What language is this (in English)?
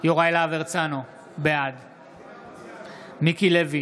Hebrew